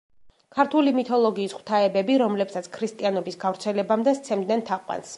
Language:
Georgian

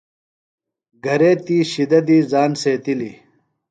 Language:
Phalura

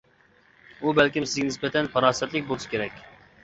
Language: Uyghur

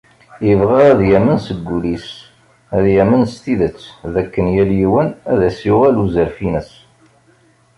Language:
Kabyle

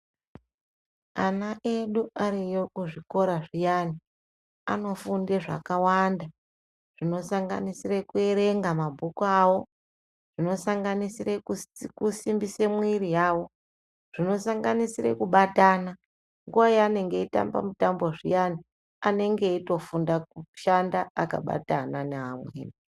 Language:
Ndau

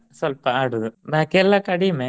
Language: Kannada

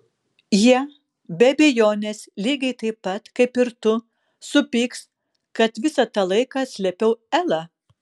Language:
Lithuanian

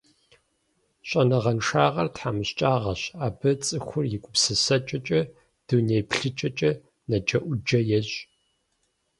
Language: Kabardian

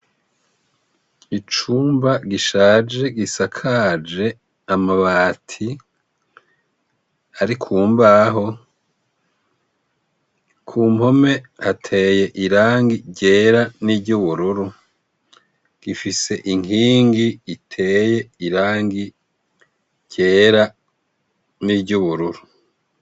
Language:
Rundi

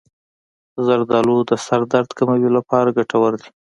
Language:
Pashto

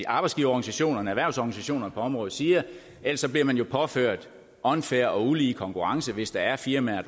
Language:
Danish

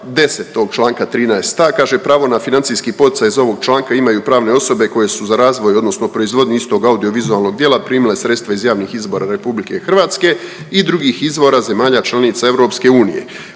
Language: Croatian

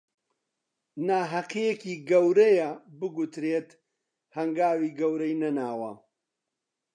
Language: Central Kurdish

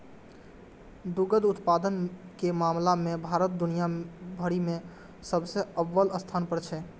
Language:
Maithili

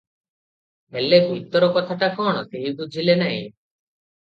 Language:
Odia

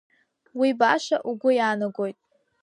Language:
Abkhazian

